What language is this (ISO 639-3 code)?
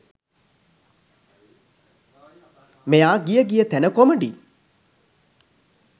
sin